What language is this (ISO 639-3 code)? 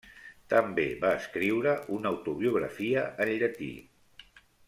cat